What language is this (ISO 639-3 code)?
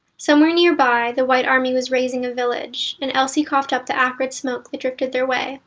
eng